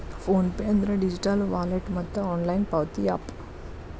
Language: Kannada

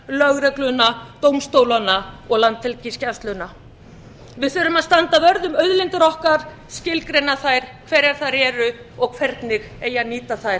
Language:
Icelandic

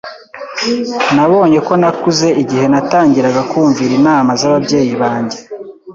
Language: Kinyarwanda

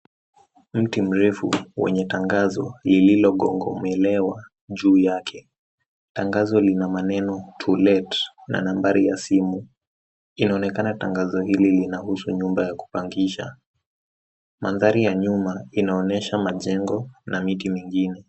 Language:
Swahili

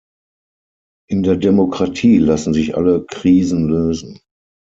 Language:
German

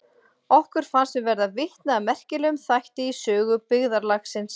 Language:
Icelandic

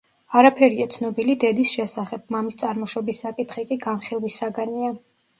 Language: Georgian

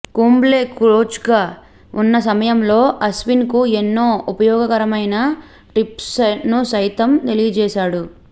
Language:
Telugu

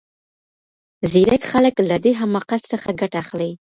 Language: Pashto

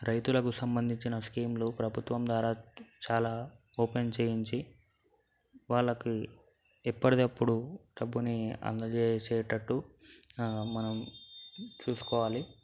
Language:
Telugu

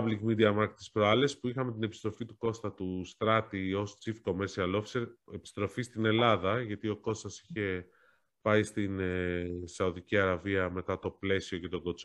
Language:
Greek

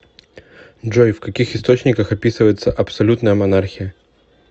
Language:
Russian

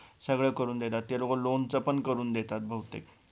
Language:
Marathi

